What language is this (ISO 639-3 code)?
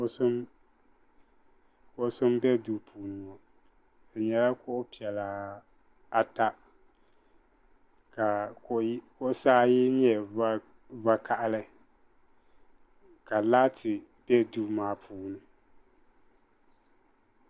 dag